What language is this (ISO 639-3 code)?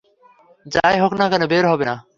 ben